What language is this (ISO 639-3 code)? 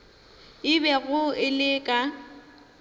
nso